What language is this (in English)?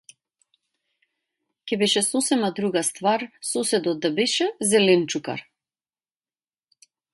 Macedonian